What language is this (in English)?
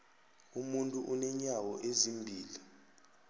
South Ndebele